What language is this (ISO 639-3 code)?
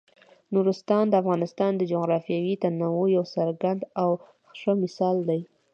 pus